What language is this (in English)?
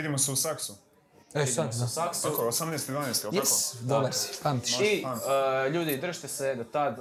Croatian